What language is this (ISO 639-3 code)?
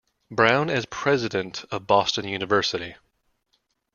eng